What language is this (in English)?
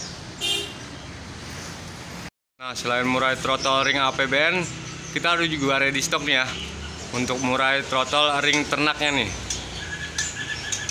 Indonesian